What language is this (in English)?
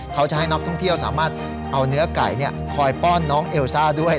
Thai